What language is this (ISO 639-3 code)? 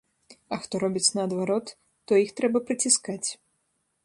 bel